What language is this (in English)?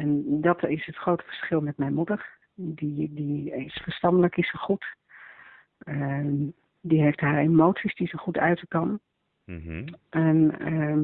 Dutch